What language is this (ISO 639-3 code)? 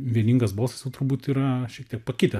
lit